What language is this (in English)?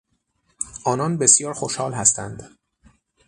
Persian